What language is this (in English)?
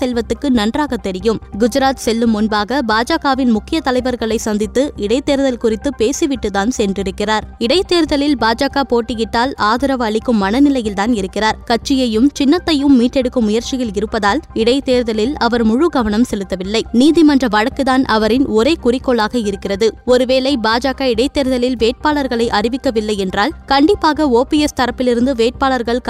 Tamil